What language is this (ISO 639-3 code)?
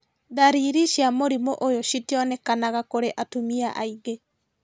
kik